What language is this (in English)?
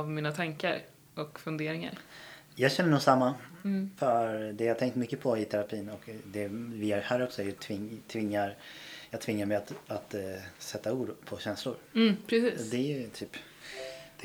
Swedish